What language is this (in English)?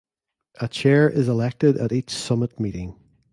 English